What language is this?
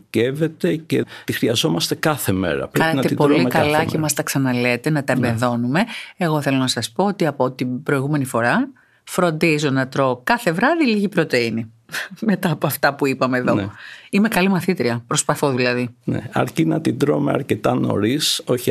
Greek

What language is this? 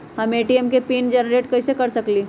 Magahi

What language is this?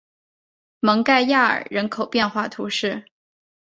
Chinese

